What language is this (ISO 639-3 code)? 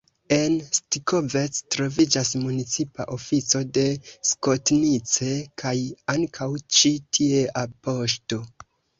epo